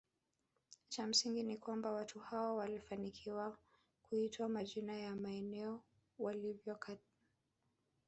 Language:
Swahili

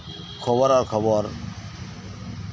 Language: Santali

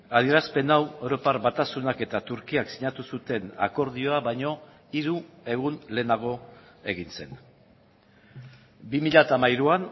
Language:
Basque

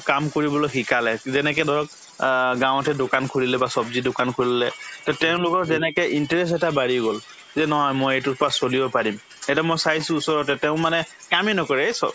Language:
Assamese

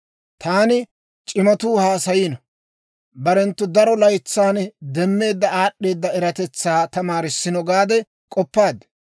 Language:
Dawro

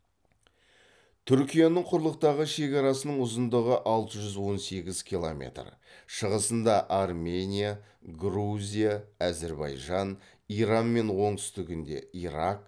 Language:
Kazakh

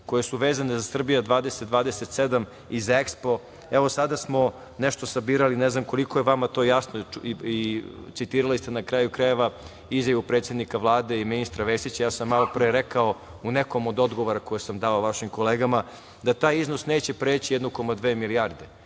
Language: Serbian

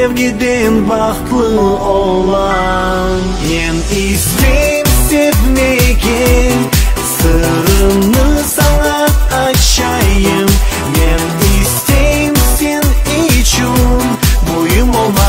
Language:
Turkish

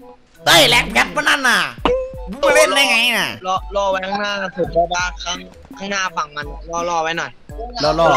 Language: Thai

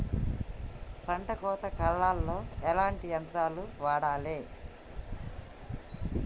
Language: Telugu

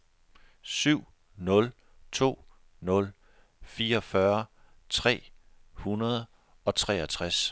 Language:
Danish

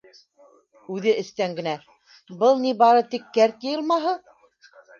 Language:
Bashkir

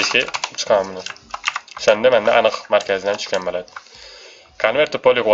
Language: Turkish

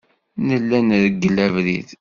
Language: Kabyle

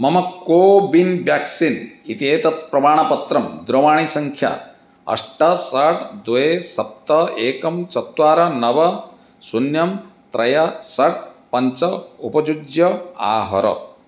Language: Sanskrit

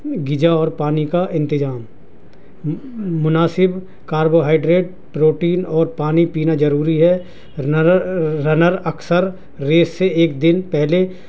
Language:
Urdu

